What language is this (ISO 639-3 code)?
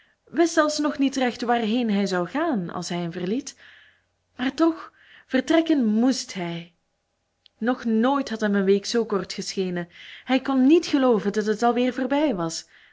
nld